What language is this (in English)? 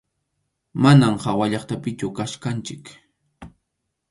Arequipa-La Unión Quechua